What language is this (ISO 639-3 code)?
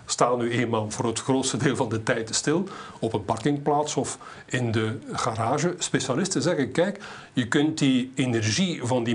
nld